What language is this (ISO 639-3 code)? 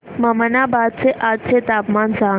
mar